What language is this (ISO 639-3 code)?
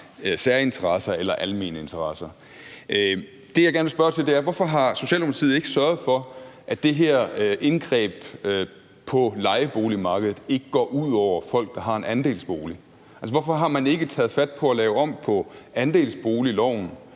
dan